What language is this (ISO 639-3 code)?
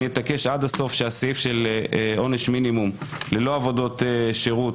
heb